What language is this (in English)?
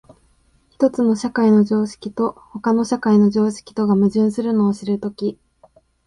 Japanese